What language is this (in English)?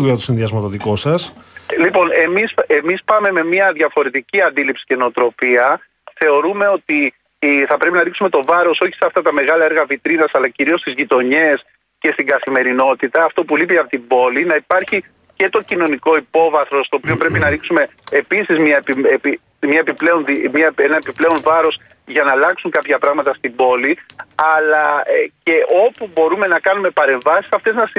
Greek